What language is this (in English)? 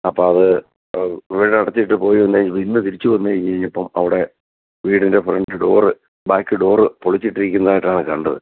Malayalam